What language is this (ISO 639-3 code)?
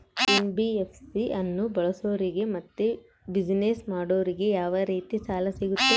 kan